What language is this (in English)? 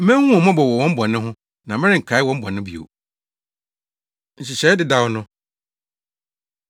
Akan